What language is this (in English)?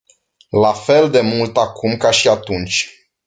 Romanian